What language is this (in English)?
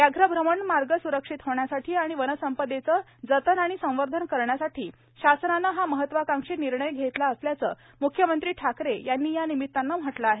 Marathi